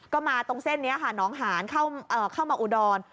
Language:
Thai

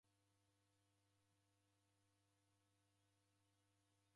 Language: Taita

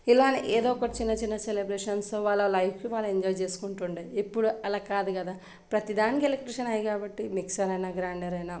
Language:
Telugu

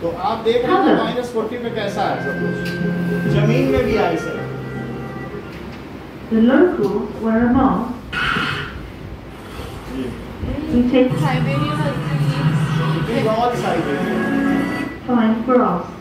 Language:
Hindi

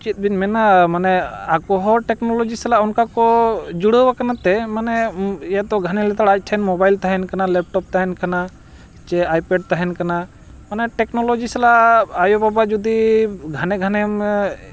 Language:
Santali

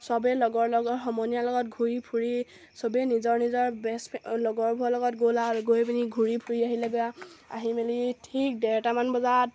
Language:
Assamese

